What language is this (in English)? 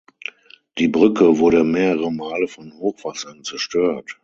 German